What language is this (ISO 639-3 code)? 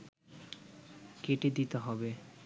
ben